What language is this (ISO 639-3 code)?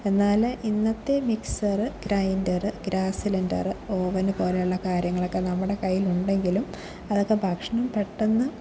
mal